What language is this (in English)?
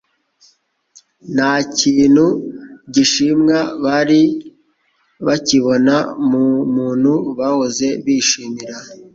Kinyarwanda